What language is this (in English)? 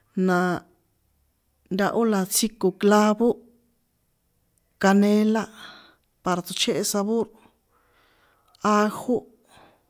San Juan Atzingo Popoloca